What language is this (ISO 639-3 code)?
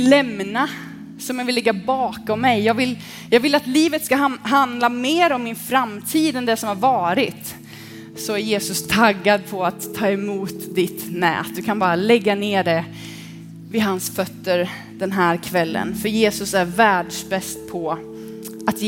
swe